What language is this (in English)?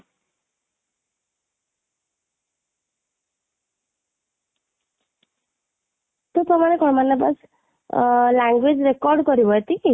Odia